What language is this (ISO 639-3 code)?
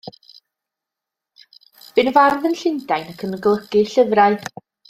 cym